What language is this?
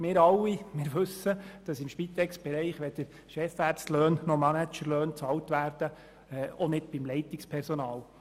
Swiss German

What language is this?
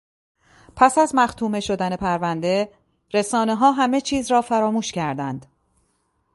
Persian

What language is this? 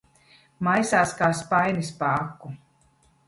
Latvian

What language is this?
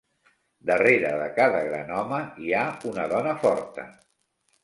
Catalan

